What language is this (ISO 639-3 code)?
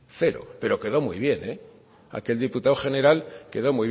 spa